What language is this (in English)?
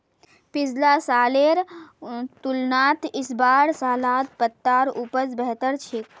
Magahi